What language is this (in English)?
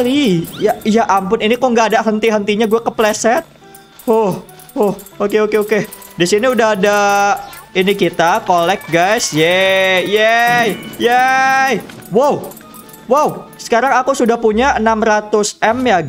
Indonesian